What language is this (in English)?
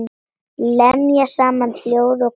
Icelandic